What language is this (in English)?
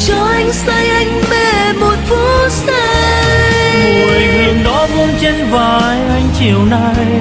Vietnamese